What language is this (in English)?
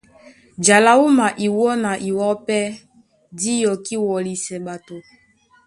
Duala